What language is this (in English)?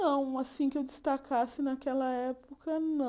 Portuguese